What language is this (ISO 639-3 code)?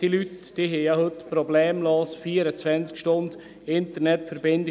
gsw